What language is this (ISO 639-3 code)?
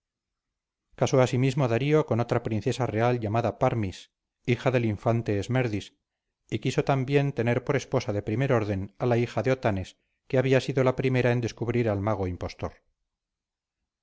spa